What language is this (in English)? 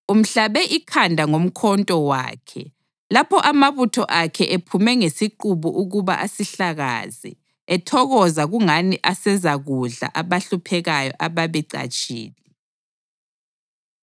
North Ndebele